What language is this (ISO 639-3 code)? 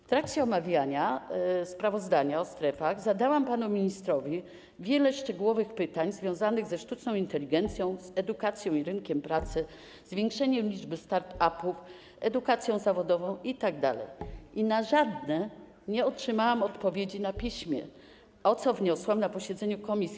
pol